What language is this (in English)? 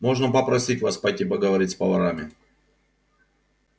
Russian